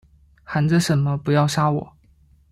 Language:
Chinese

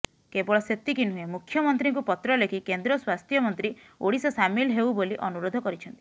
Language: Odia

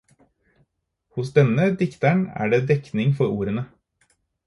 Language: Norwegian Bokmål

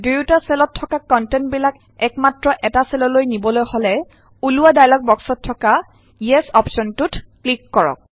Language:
Assamese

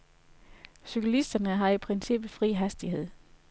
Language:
Danish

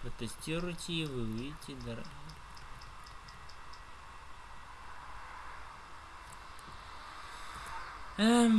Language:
Russian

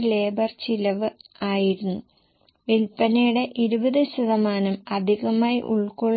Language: Malayalam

